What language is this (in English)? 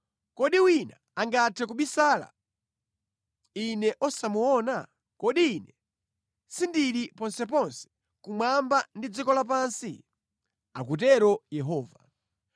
Nyanja